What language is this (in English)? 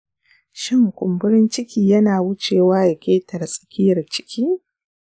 Hausa